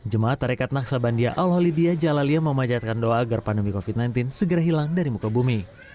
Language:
Indonesian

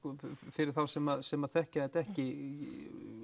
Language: Icelandic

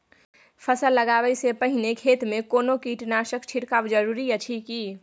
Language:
Maithili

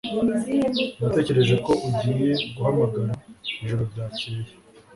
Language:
Kinyarwanda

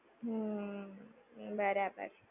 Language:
Gujarati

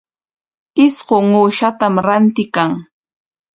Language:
Corongo Ancash Quechua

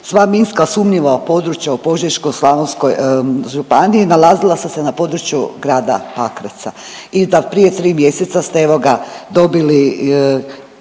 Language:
Croatian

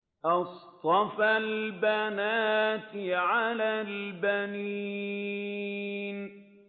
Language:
Arabic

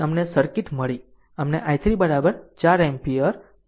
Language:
Gujarati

